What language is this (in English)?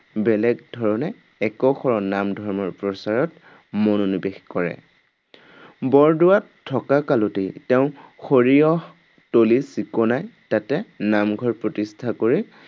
Assamese